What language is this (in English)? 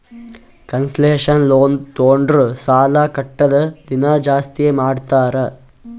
Kannada